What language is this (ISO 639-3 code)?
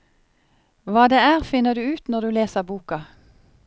nor